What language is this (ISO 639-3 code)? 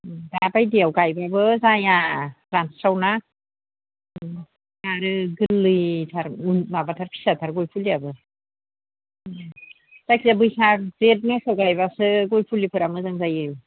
brx